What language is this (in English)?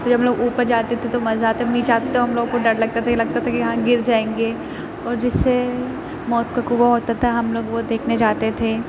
Urdu